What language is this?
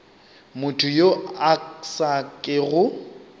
Northern Sotho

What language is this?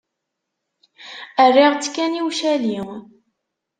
Kabyle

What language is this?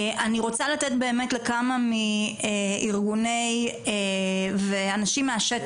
Hebrew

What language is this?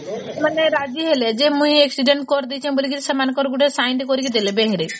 Odia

